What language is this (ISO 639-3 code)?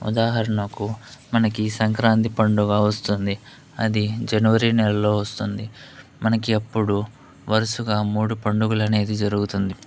tel